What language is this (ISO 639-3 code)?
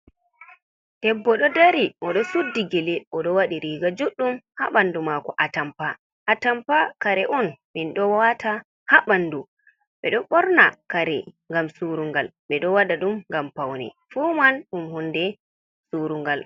ful